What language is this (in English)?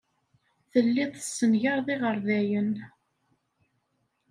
Kabyle